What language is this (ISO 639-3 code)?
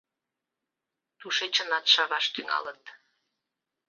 chm